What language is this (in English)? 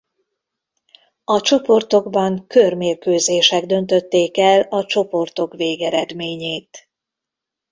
Hungarian